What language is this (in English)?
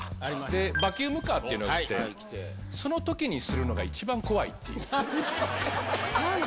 Japanese